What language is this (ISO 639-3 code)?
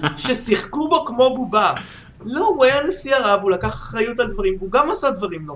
heb